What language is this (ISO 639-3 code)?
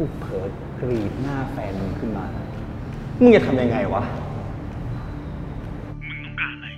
tha